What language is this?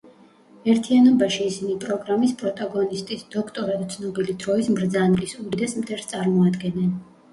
Georgian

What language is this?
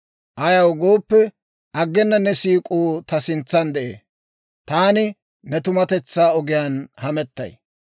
Dawro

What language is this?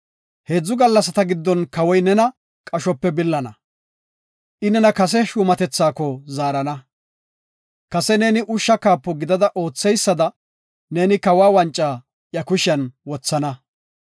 Gofa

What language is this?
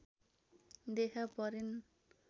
Nepali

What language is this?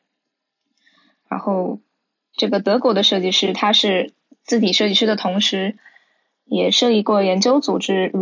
Chinese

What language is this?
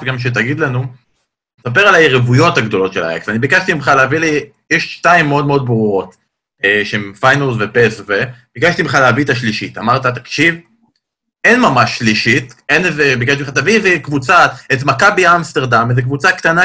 Hebrew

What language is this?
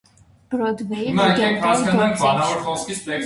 Armenian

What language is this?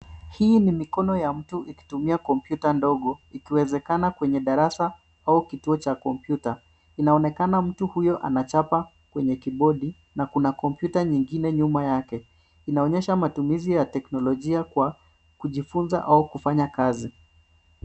Swahili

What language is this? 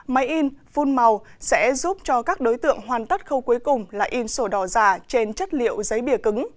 Vietnamese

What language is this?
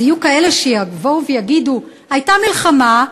Hebrew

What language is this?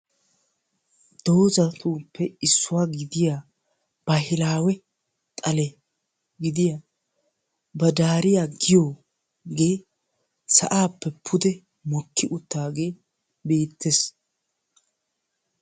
Wolaytta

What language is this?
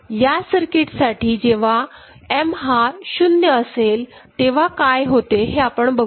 Marathi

